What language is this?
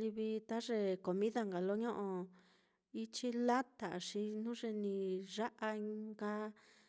Mitlatongo Mixtec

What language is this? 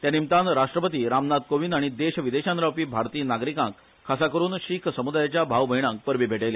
Konkani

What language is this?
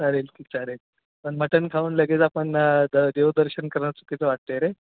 Marathi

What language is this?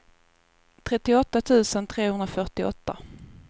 Swedish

